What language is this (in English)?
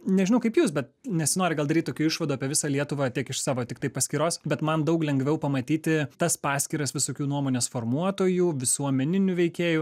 Lithuanian